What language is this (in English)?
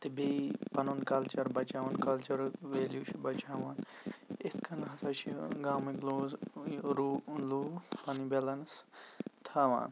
Kashmiri